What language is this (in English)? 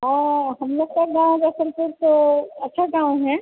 Hindi